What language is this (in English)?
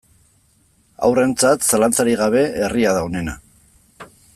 Basque